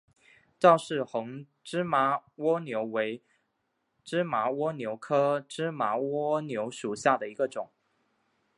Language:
Chinese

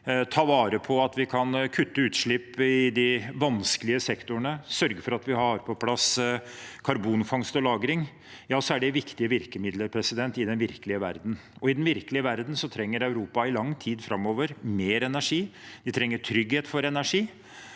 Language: Norwegian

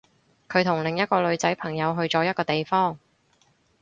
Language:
Cantonese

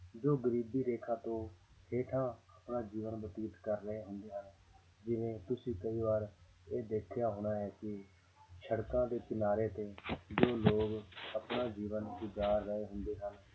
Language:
Punjabi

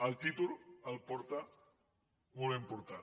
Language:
Catalan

